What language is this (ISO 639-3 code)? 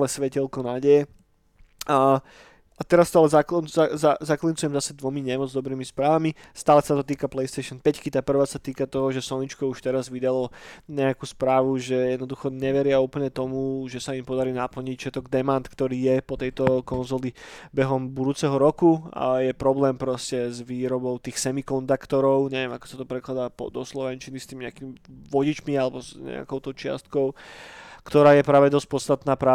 slk